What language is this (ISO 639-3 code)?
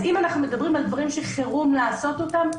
heb